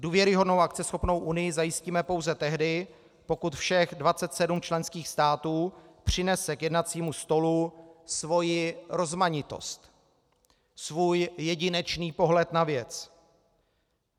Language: Czech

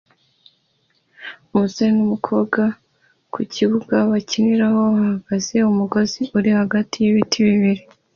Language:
Kinyarwanda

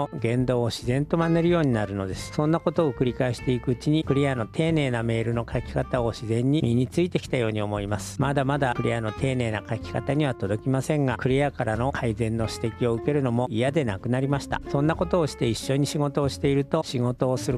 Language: Japanese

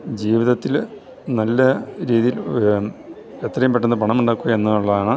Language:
Malayalam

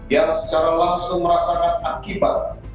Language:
Indonesian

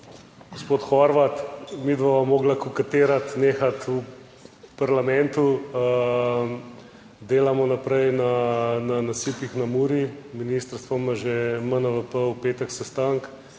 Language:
Slovenian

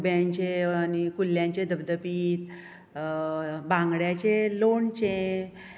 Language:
Konkani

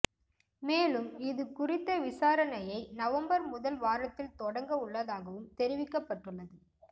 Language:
Tamil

